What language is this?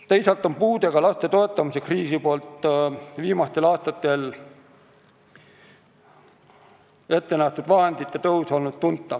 Estonian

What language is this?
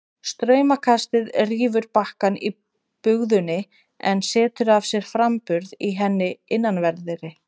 Icelandic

